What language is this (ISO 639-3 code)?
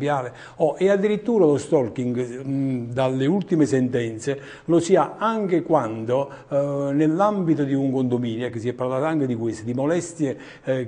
ita